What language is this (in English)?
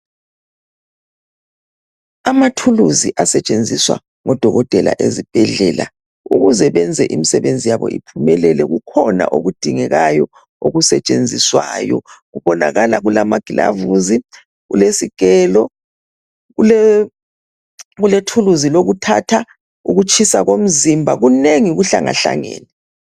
North Ndebele